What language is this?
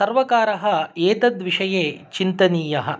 Sanskrit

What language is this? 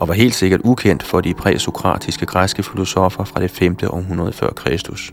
Danish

